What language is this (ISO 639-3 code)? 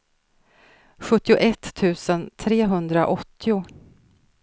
swe